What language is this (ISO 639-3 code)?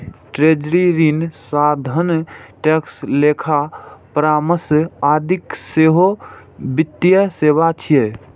mai